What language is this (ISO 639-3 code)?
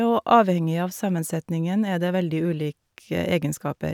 nor